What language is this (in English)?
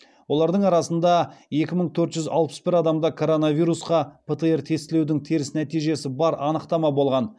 Kazakh